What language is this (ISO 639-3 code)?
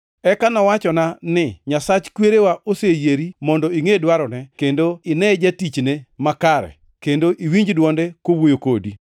luo